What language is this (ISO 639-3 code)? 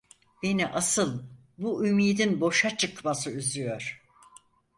tur